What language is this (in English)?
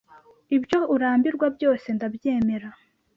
Kinyarwanda